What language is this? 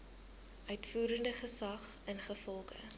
Afrikaans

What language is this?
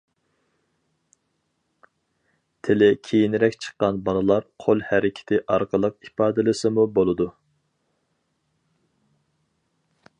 Uyghur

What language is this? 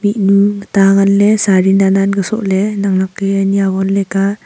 Wancho Naga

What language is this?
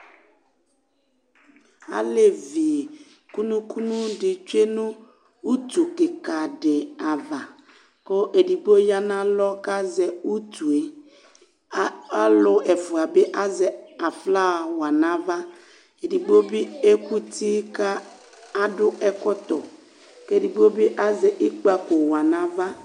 Ikposo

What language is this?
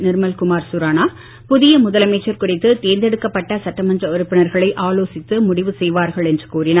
Tamil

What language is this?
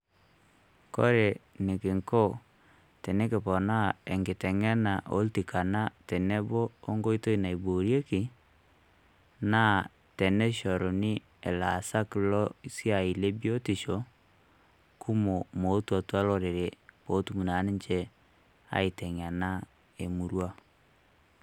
Masai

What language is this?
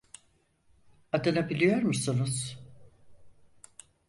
Turkish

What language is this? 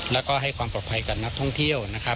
Thai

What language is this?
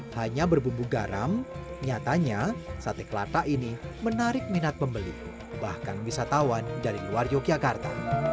Indonesian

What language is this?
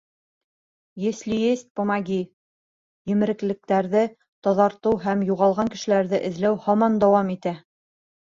Bashkir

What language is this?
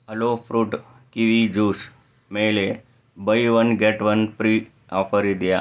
Kannada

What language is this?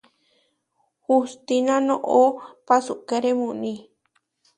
Huarijio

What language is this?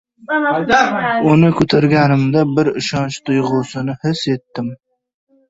Uzbek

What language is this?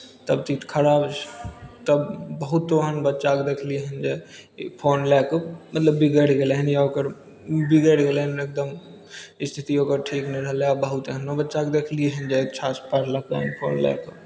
Maithili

